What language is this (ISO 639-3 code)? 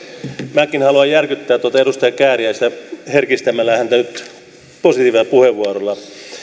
fin